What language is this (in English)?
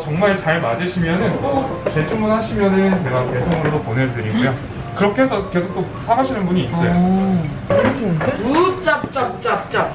Korean